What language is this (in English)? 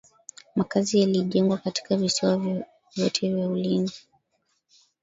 Swahili